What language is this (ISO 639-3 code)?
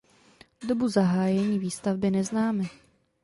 ces